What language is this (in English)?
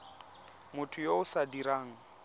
Tswana